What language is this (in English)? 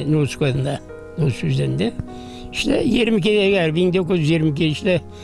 Turkish